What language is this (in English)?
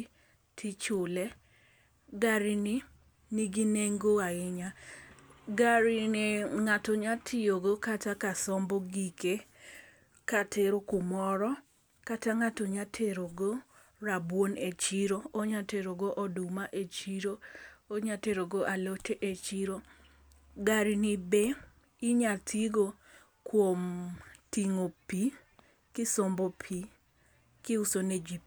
Luo (Kenya and Tanzania)